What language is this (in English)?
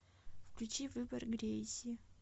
Russian